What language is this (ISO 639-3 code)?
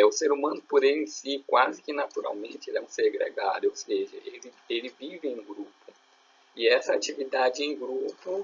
por